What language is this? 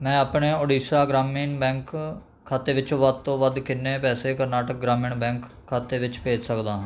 Punjabi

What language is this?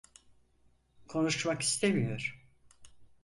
Turkish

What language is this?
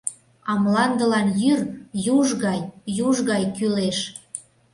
Mari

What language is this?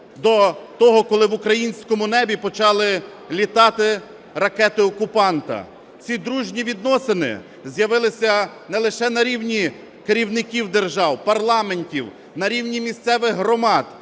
Ukrainian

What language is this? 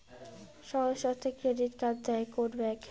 Bangla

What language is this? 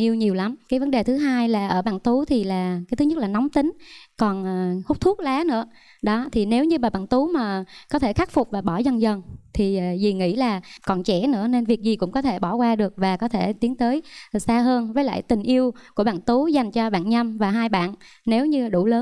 Vietnamese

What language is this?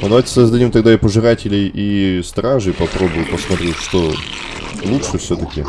Russian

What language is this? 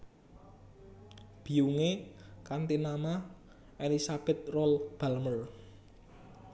Javanese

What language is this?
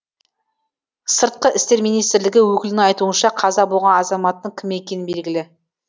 Kazakh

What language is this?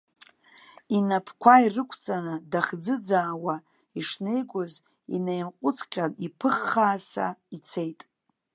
Abkhazian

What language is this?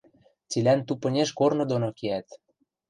Western Mari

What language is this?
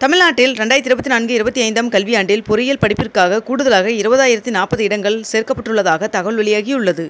Tamil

